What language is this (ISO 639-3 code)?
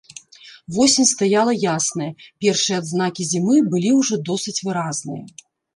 bel